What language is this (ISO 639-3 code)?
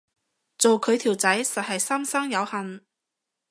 yue